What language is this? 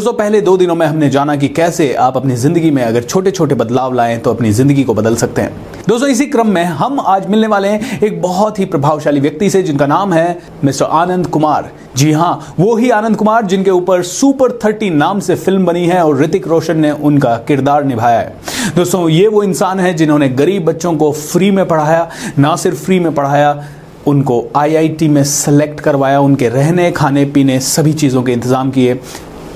Hindi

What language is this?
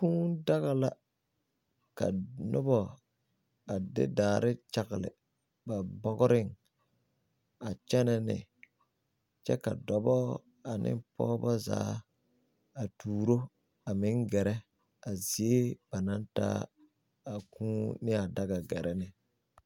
Southern Dagaare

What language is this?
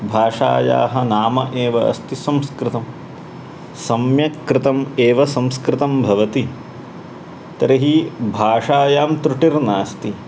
Sanskrit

